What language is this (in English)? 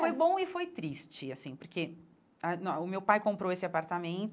Portuguese